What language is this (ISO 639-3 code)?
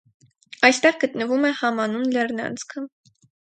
hye